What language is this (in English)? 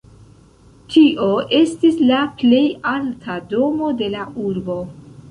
Esperanto